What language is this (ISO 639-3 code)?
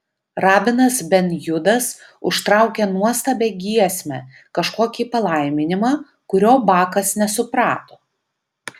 lit